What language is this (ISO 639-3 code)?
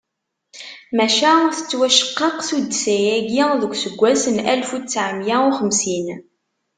kab